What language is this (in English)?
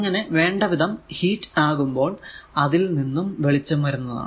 Malayalam